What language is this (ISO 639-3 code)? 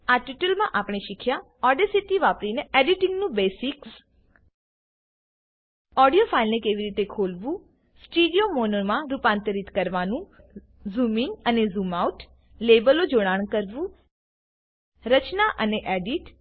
guj